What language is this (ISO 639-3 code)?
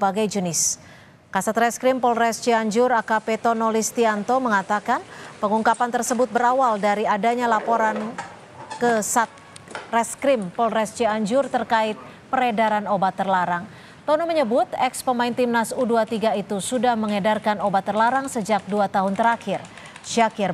ind